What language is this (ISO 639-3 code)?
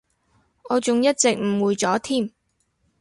yue